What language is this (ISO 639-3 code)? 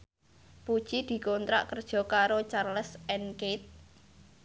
jav